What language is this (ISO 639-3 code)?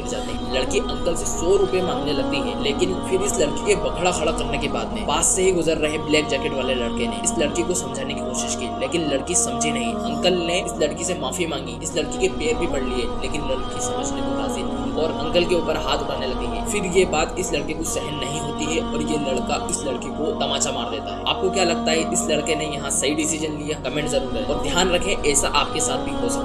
hin